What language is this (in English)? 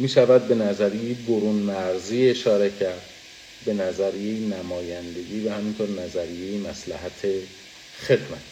Persian